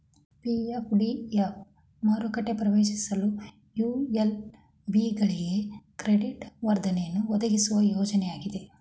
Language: Kannada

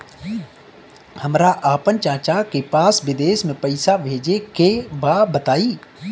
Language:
Bhojpuri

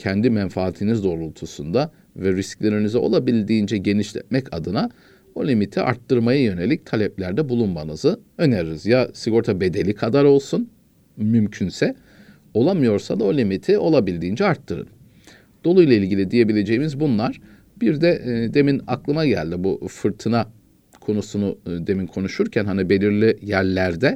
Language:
Turkish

